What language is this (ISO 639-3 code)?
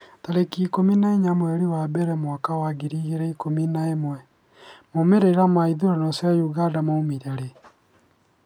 kik